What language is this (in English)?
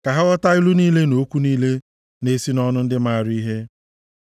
Igbo